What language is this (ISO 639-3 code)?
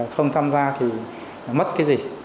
vie